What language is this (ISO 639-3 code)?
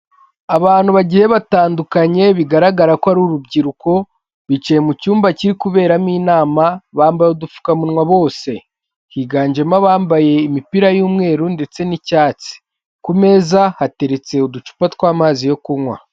kin